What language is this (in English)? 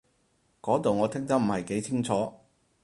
Cantonese